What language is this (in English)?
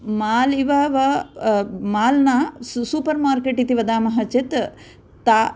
Sanskrit